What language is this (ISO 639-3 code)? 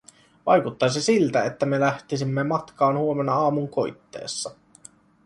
fin